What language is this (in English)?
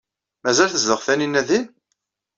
Kabyle